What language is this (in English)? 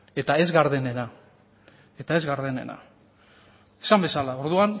Basque